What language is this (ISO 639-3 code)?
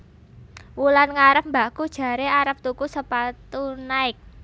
jav